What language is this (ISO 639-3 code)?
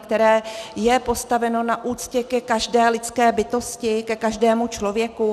ces